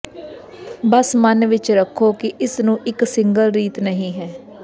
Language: Punjabi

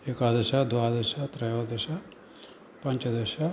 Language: Sanskrit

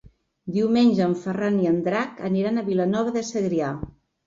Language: Catalan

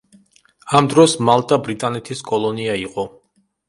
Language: Georgian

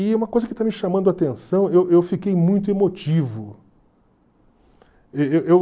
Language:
Portuguese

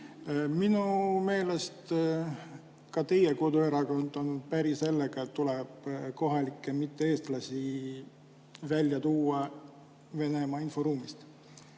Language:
Estonian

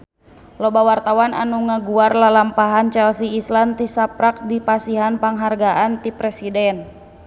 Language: Sundanese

